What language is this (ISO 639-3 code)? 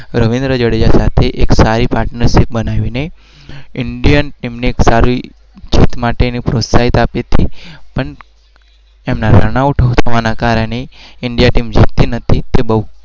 guj